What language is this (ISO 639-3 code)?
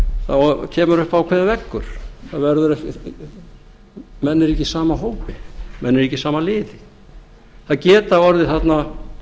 isl